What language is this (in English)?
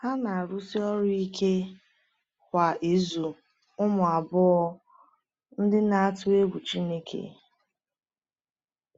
Igbo